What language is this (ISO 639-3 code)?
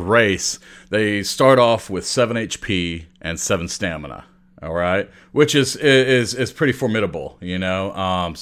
eng